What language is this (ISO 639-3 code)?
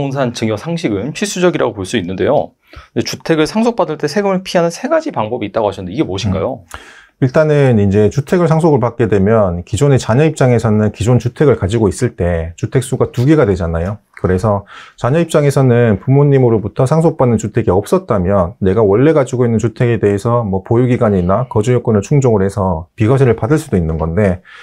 kor